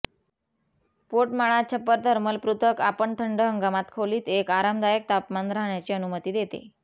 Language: Marathi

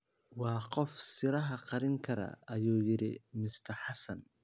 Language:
Somali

